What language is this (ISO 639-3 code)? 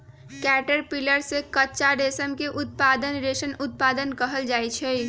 mag